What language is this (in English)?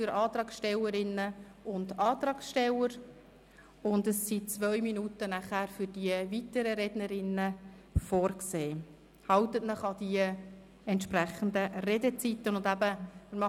Swiss German